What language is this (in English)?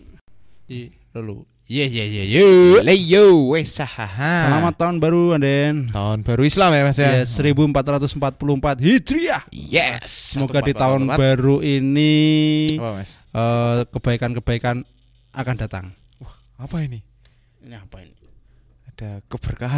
Indonesian